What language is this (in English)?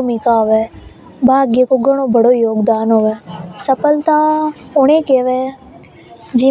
Hadothi